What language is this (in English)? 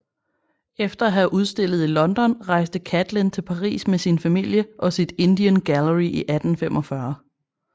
Danish